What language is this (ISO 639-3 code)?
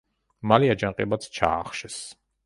kat